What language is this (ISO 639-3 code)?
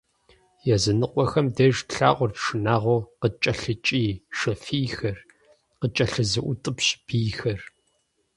kbd